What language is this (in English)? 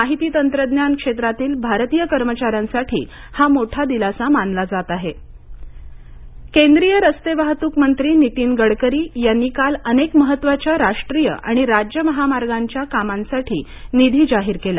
Marathi